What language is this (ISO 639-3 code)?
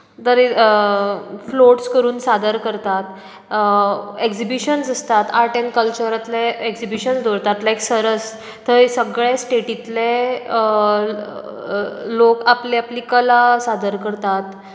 kok